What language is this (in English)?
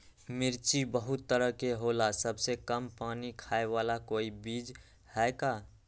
Magahi